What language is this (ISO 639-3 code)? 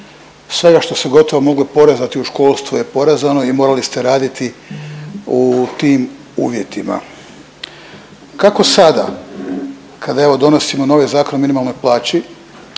hrv